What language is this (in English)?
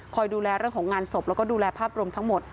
Thai